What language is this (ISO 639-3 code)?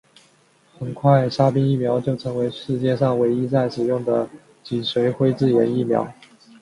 zho